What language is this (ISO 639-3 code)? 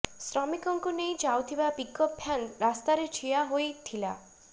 ori